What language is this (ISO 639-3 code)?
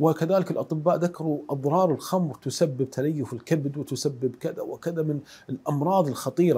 ara